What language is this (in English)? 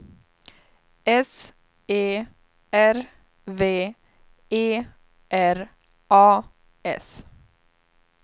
Swedish